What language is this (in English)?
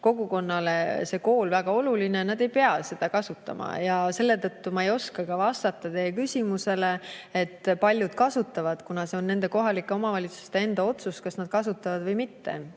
Estonian